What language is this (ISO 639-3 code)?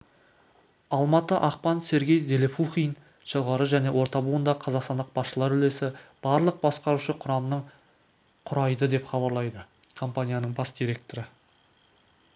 kaz